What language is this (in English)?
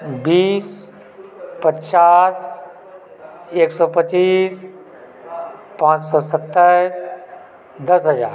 Maithili